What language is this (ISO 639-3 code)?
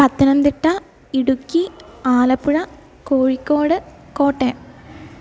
mal